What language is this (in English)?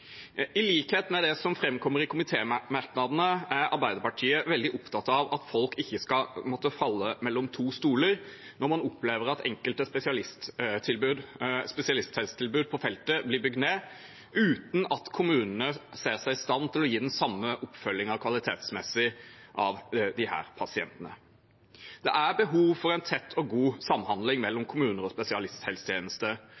Norwegian Bokmål